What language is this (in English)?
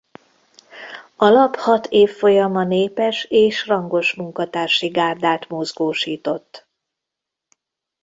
Hungarian